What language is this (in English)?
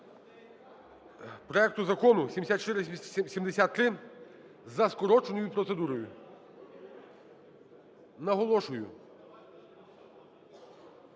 Ukrainian